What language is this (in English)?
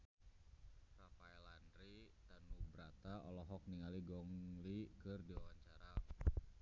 Sundanese